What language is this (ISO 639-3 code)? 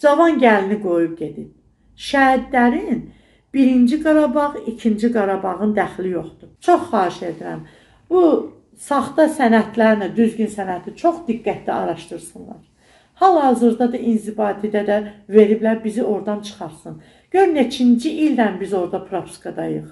tur